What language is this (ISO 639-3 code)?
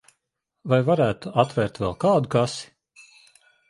lav